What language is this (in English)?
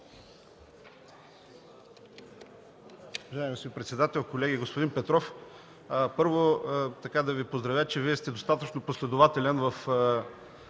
Bulgarian